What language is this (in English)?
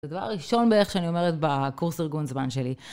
Hebrew